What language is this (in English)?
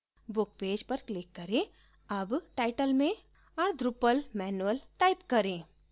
Hindi